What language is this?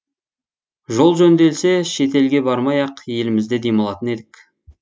Kazakh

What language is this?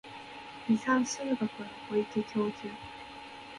Japanese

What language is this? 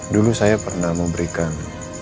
Indonesian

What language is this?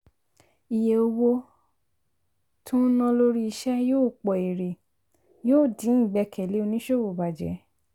Yoruba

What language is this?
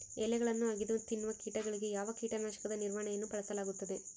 Kannada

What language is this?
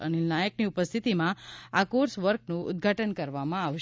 Gujarati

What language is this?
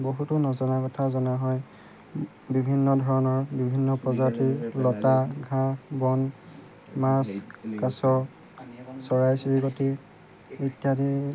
Assamese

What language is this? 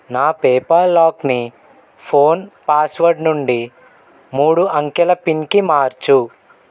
Telugu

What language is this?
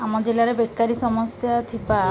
Odia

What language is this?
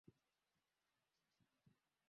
Swahili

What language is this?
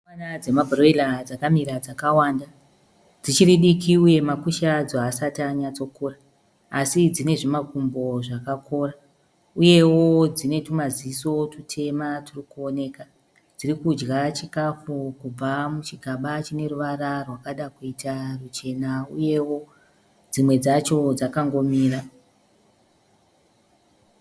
Shona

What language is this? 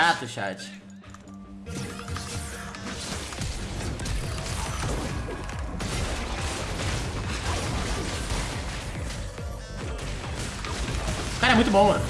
Portuguese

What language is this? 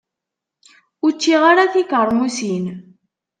Kabyle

